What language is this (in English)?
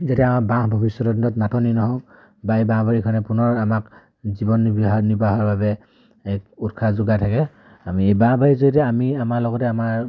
Assamese